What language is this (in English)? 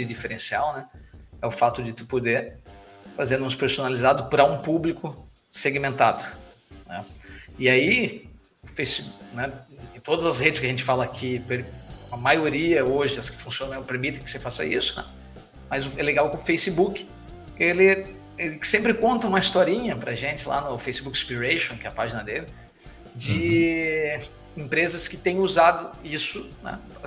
Portuguese